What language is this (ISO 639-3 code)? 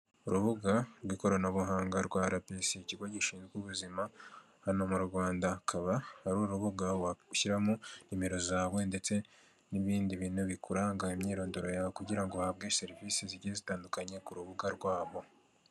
kin